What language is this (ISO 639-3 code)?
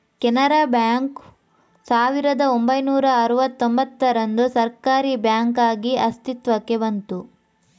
kan